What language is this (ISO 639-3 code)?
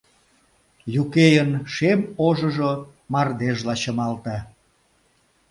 chm